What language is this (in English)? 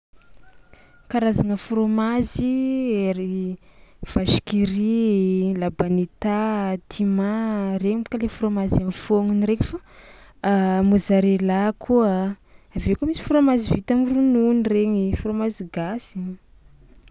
Tsimihety Malagasy